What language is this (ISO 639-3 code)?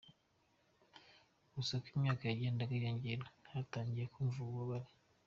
kin